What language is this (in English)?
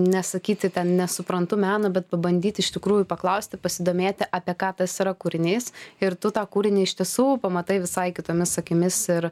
Lithuanian